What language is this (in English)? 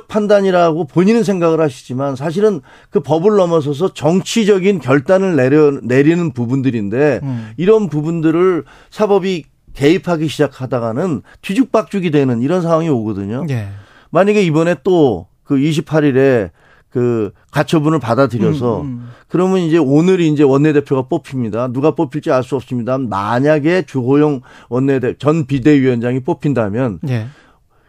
Korean